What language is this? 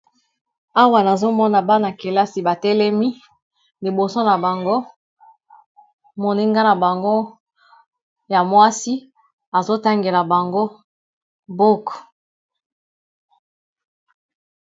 Lingala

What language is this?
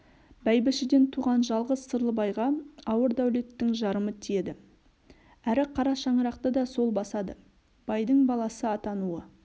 Kazakh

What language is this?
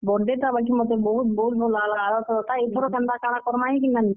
Odia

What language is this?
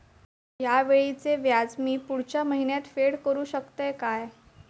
Marathi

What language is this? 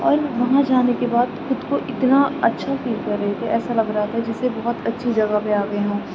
Urdu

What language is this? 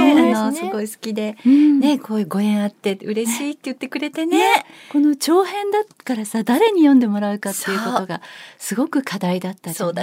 Japanese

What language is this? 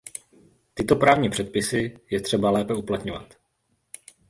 Czech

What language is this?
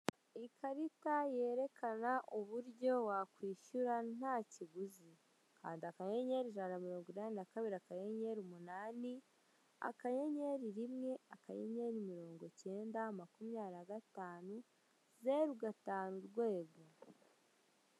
Kinyarwanda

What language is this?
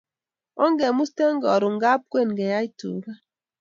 Kalenjin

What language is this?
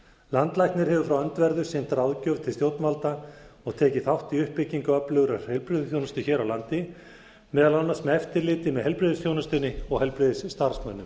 Icelandic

